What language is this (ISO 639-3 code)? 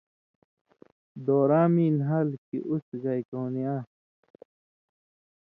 mvy